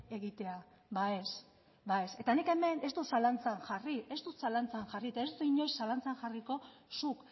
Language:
Basque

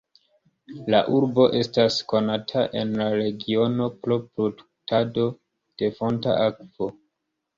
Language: Esperanto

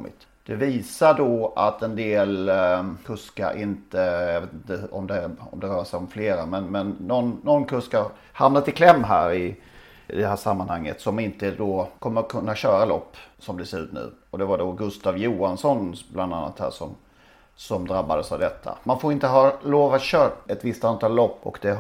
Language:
Swedish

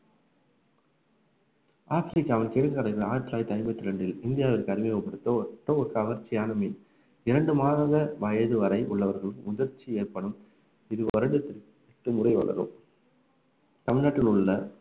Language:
Tamil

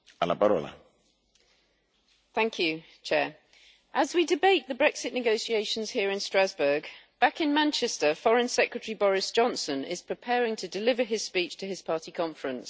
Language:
English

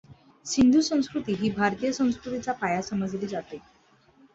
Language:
Marathi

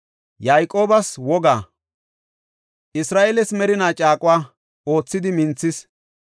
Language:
Gofa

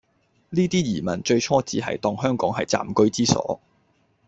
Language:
Cantonese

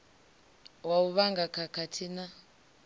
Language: Venda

